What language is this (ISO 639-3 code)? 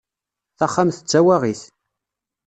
kab